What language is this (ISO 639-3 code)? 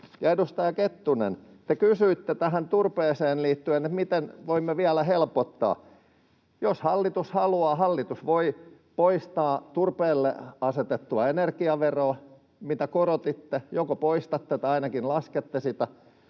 fin